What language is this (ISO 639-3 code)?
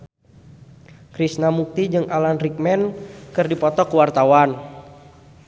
sun